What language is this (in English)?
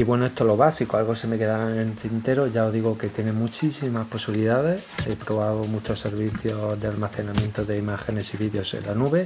Spanish